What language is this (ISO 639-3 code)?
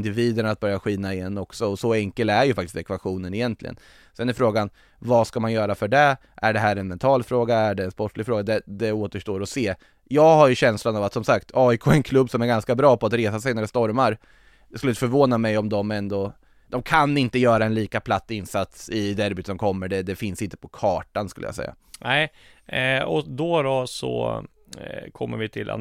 swe